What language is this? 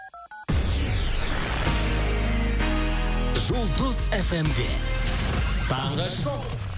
Kazakh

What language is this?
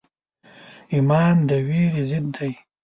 Pashto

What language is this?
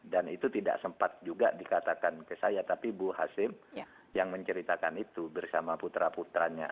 Indonesian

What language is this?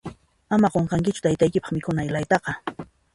Puno Quechua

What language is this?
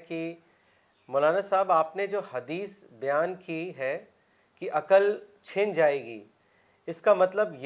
Urdu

